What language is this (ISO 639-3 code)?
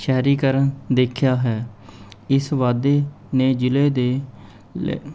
pan